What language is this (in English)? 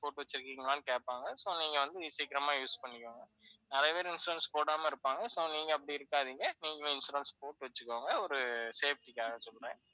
Tamil